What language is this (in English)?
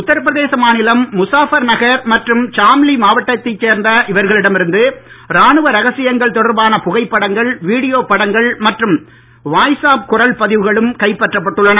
Tamil